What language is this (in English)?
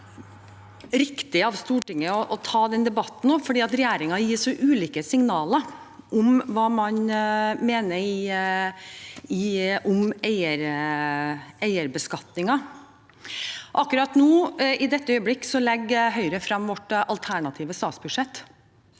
Norwegian